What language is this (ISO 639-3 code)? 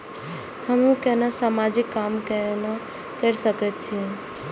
mai